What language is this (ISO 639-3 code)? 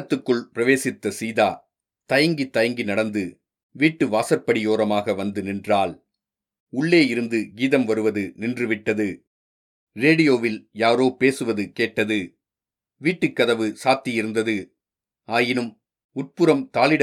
tam